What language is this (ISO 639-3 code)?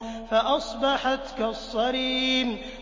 ara